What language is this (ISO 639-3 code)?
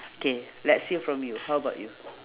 eng